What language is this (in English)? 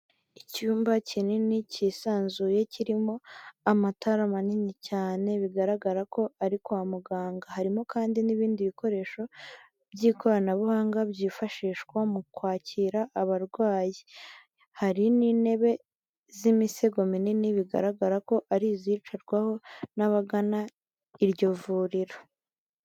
Kinyarwanda